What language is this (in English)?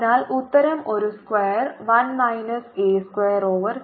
Malayalam